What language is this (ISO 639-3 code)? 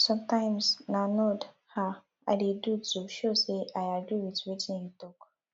pcm